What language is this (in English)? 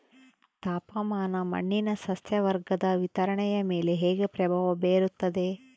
Kannada